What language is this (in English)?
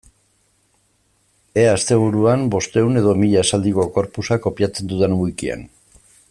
Basque